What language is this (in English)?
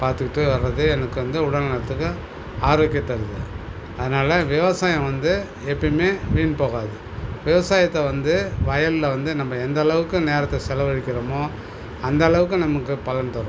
Tamil